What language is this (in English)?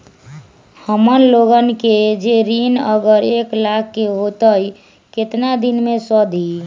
Magahi